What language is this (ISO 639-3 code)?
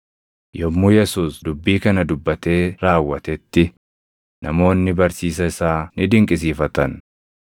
orm